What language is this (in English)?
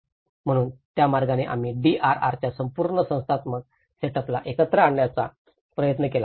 Marathi